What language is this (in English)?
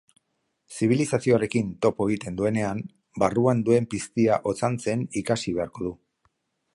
Basque